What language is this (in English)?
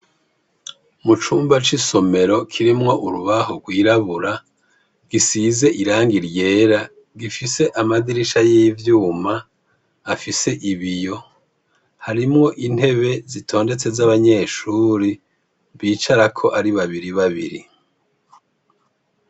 Rundi